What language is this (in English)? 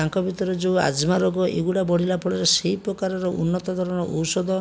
Odia